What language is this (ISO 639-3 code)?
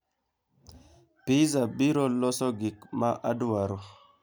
luo